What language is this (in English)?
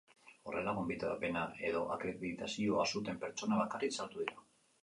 Basque